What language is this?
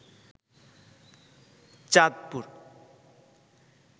Bangla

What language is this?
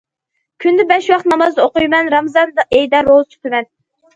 Uyghur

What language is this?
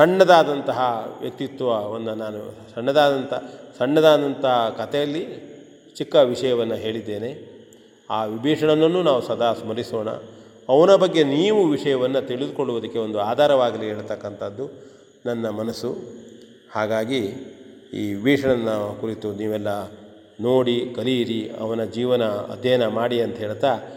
Kannada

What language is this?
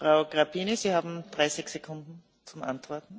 Romanian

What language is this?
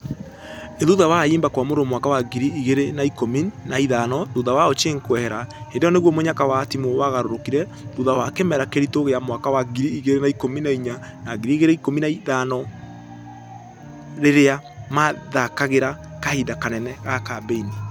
Kikuyu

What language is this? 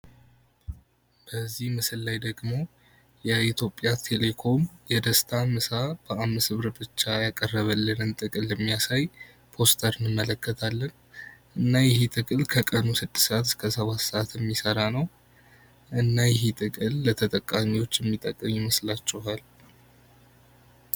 Amharic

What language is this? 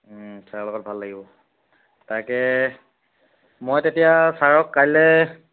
Assamese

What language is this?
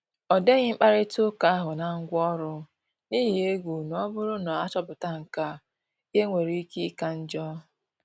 Igbo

